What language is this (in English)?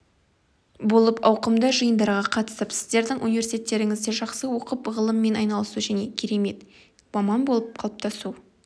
Kazakh